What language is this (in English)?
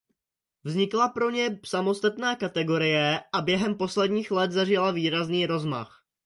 Czech